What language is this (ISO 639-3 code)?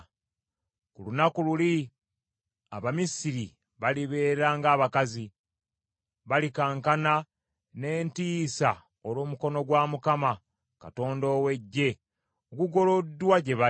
lug